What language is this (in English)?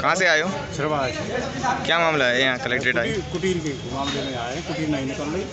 Hindi